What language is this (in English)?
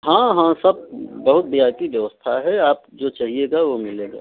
Hindi